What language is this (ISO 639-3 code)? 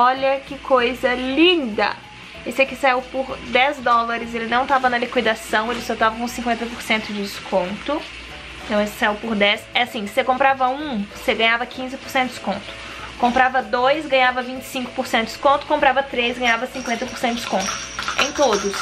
por